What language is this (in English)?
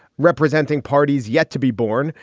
English